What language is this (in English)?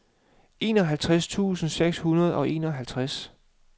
Danish